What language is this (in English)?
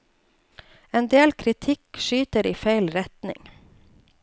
Norwegian